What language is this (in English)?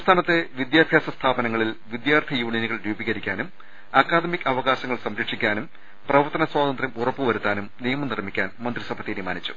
Malayalam